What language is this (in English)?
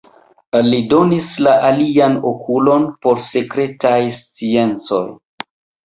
Esperanto